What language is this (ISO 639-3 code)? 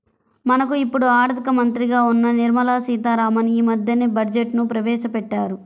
tel